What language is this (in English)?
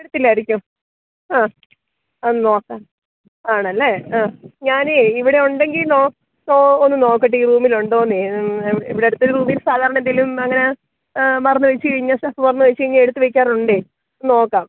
Malayalam